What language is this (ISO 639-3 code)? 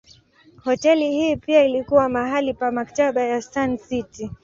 swa